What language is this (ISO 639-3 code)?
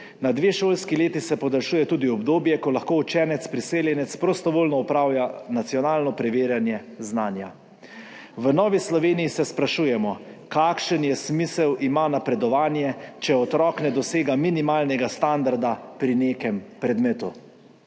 slv